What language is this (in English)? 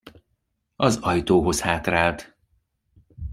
Hungarian